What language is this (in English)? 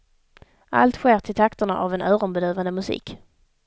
Swedish